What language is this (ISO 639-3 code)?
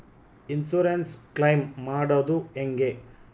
kan